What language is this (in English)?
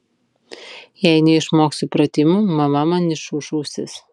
Lithuanian